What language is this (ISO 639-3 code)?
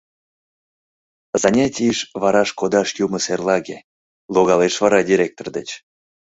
chm